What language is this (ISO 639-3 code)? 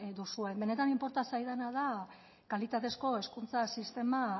eus